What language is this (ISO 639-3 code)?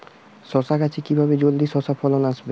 ben